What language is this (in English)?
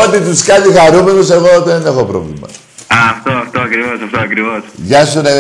Greek